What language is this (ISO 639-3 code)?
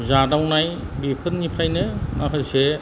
brx